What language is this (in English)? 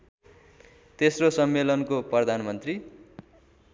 Nepali